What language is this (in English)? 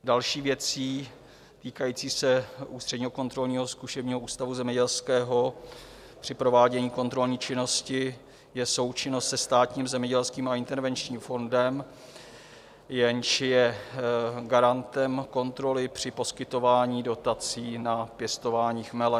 Czech